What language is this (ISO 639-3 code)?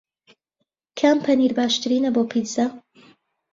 ckb